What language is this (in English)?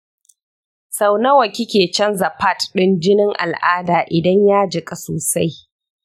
Hausa